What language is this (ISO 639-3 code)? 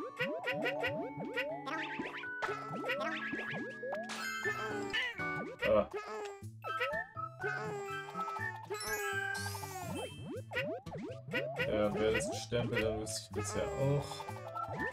deu